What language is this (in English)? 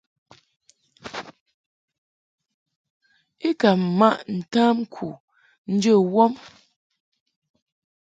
Mungaka